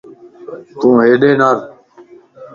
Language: Lasi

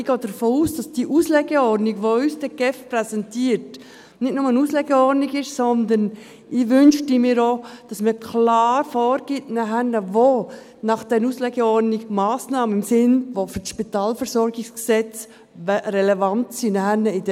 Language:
Swiss German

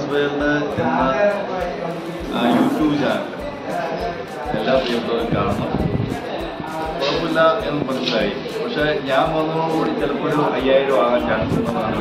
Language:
Arabic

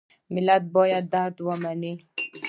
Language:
Pashto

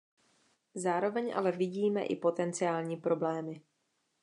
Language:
Czech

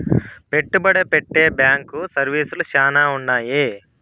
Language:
Telugu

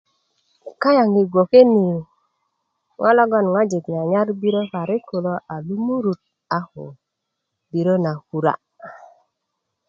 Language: Kuku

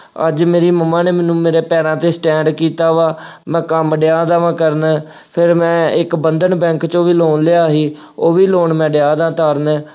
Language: Punjabi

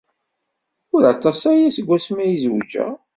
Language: Kabyle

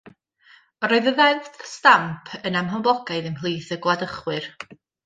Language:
Welsh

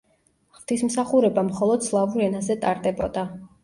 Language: Georgian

